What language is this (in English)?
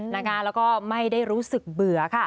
Thai